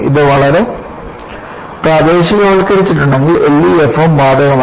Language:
Malayalam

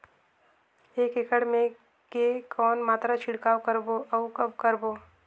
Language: Chhattisgarhi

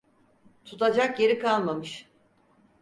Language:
Turkish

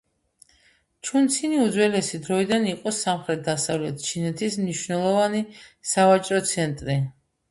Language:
Georgian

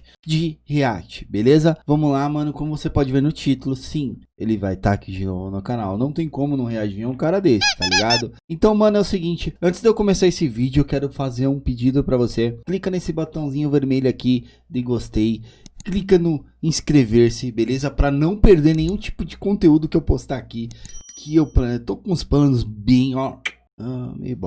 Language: Portuguese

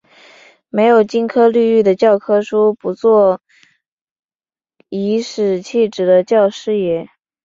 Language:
Chinese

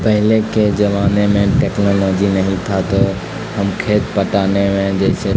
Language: Urdu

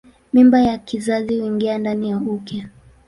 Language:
Swahili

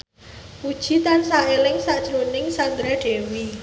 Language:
Javanese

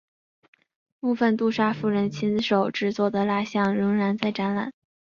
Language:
Chinese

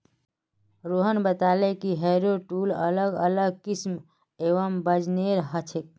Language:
Magahi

